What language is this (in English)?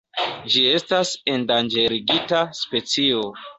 Esperanto